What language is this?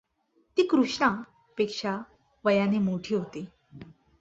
Marathi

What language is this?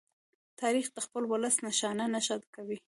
Pashto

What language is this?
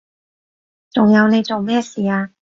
Cantonese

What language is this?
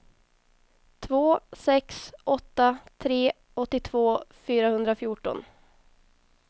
Swedish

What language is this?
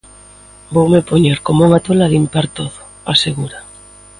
Galician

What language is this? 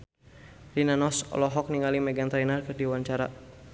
Sundanese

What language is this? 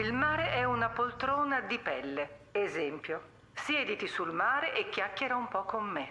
Italian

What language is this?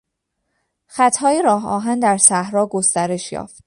Persian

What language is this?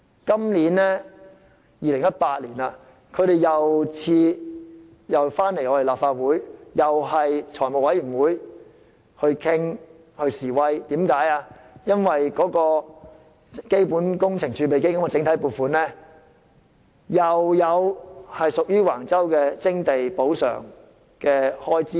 Cantonese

